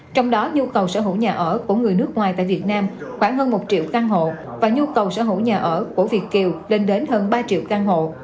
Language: Vietnamese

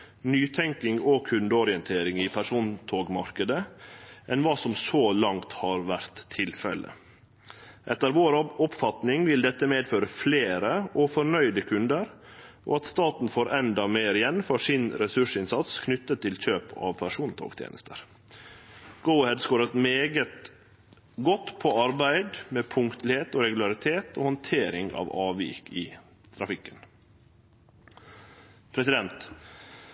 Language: Norwegian Nynorsk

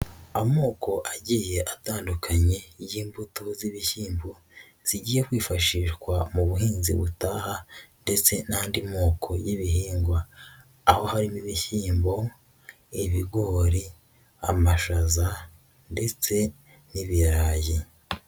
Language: Kinyarwanda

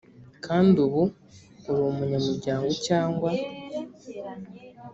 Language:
Kinyarwanda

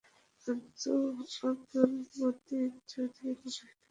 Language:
Bangla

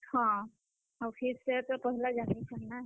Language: Odia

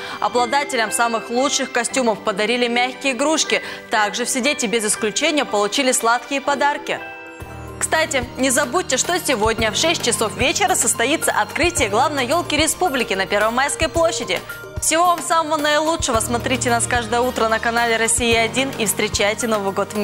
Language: Russian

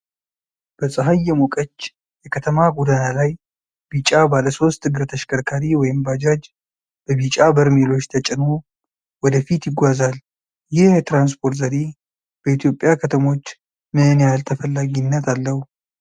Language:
Amharic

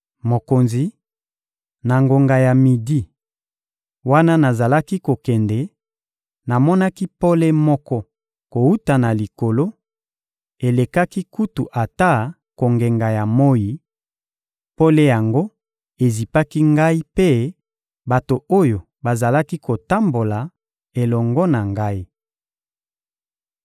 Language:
Lingala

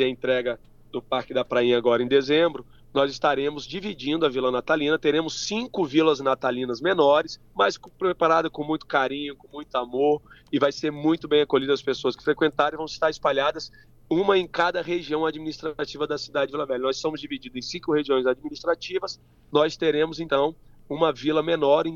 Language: Portuguese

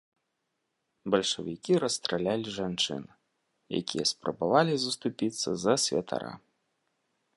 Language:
Belarusian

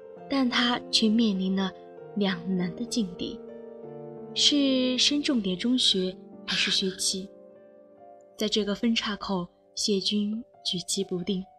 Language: Chinese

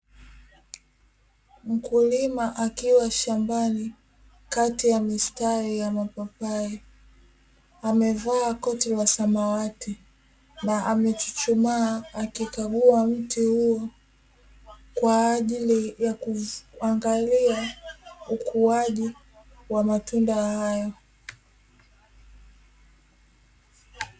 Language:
Swahili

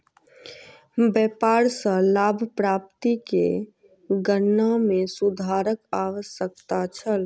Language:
Maithili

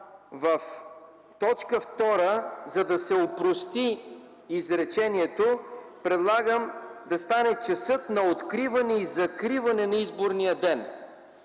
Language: Bulgarian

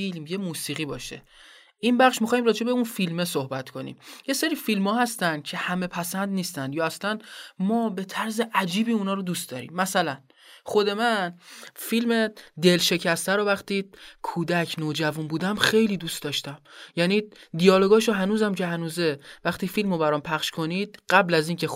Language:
Persian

